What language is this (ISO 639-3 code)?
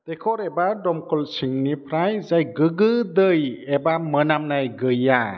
brx